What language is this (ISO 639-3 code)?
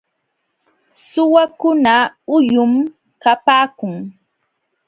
qxw